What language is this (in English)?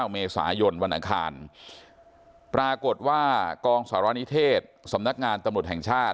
Thai